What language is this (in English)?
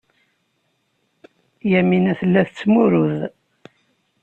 Kabyle